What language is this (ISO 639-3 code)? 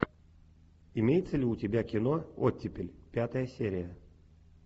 rus